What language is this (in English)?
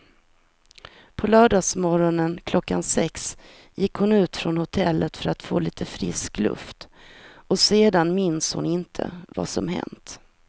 Swedish